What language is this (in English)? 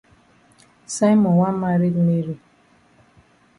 Cameroon Pidgin